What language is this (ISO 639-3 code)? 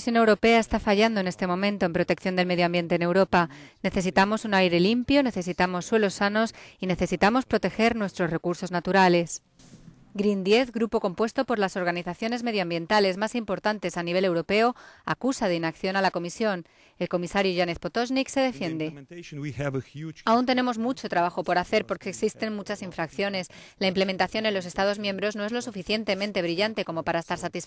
spa